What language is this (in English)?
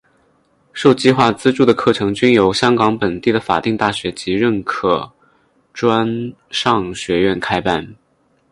Chinese